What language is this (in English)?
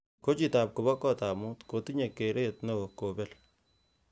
Kalenjin